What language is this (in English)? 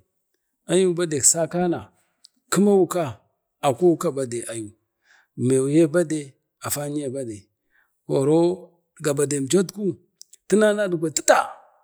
Bade